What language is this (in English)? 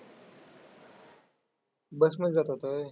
Marathi